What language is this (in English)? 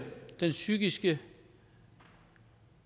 Danish